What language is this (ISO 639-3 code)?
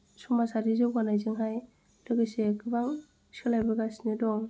brx